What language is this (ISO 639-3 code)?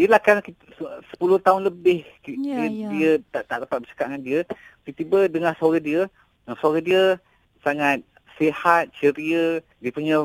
msa